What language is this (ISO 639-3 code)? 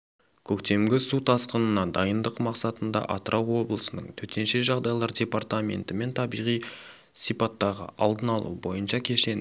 kaz